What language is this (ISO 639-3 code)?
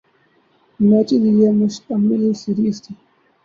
urd